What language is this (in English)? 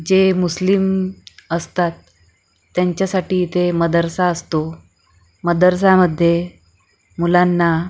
Marathi